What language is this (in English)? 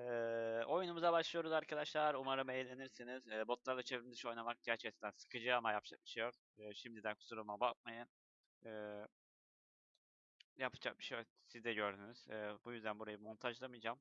Turkish